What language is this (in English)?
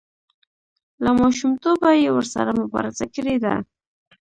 Pashto